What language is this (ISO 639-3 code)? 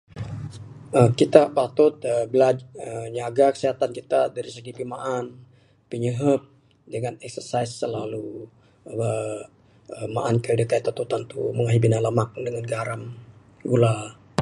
sdo